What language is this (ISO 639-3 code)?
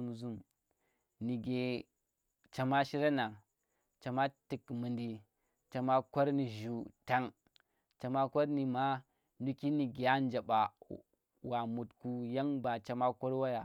ttr